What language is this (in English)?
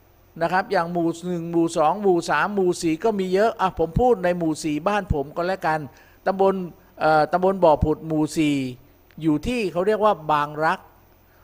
Thai